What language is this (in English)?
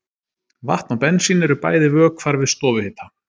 Icelandic